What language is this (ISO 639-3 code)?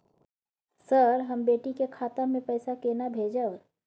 mai